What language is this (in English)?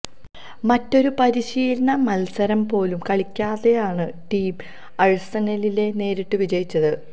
Malayalam